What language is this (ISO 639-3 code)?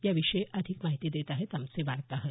mar